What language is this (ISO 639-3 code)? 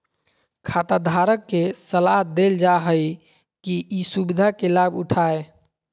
mag